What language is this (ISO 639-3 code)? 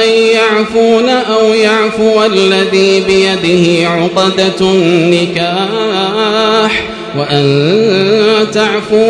ara